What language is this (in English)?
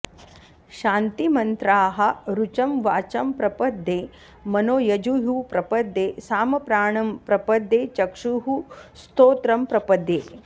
Sanskrit